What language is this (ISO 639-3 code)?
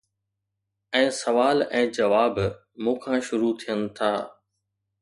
snd